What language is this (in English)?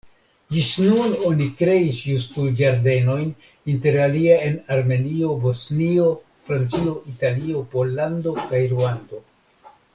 Esperanto